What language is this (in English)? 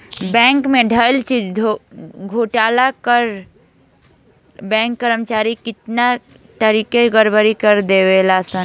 Bhojpuri